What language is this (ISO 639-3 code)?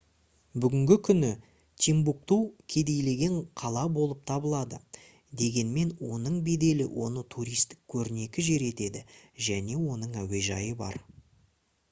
kaz